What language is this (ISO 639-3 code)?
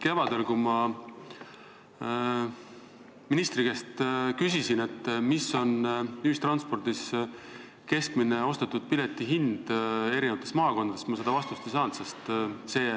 est